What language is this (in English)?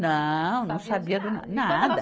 Portuguese